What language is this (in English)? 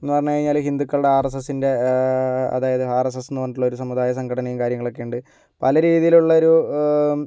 Malayalam